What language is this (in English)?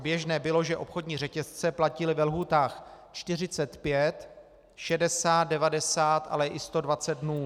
Czech